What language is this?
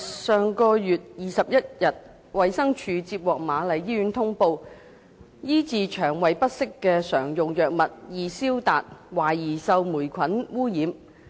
Cantonese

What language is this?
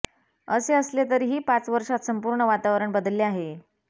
Marathi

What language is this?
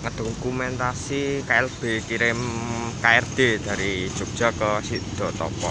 Indonesian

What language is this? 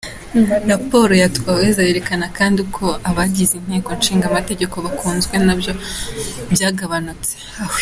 Kinyarwanda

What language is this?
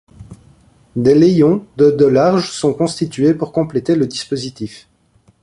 French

